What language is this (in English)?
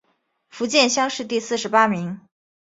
Chinese